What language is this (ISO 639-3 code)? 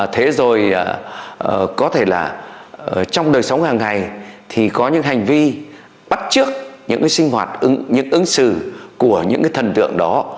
vie